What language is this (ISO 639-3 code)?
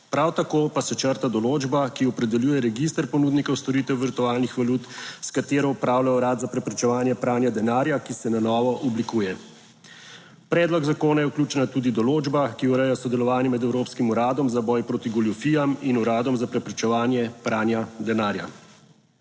slv